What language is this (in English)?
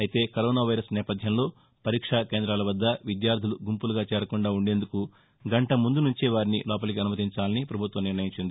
Telugu